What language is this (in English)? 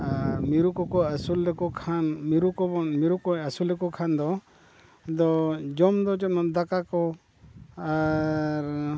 Santali